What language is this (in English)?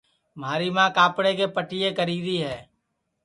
Sansi